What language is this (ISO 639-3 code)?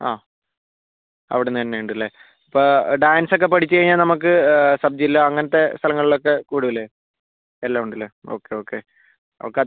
mal